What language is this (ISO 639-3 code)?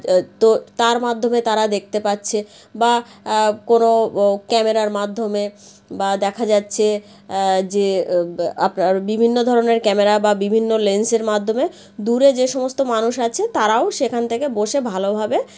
ben